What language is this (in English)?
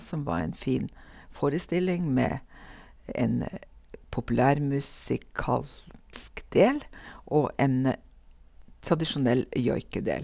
Norwegian